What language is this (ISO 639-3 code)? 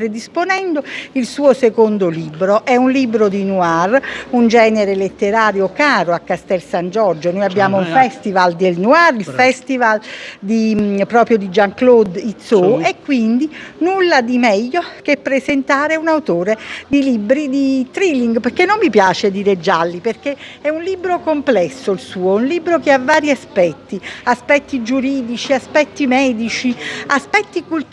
ita